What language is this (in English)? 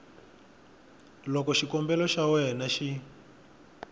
Tsonga